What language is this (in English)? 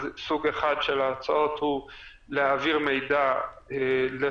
Hebrew